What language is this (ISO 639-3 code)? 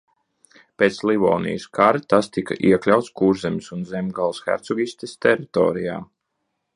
lav